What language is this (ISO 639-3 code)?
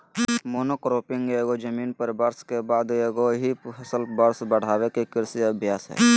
mag